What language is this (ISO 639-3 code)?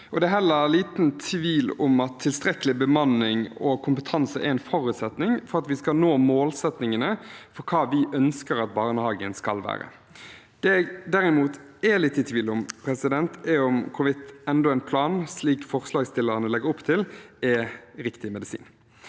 nor